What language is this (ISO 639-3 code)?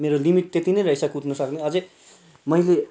nep